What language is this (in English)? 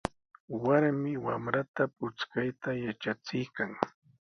Sihuas Ancash Quechua